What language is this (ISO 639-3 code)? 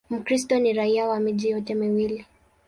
swa